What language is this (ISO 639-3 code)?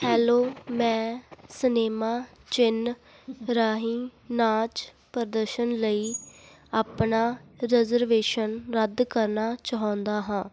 pan